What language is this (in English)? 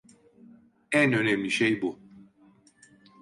Turkish